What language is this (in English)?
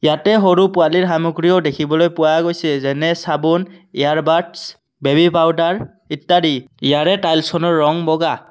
Assamese